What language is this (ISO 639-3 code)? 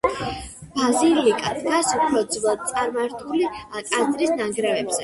kat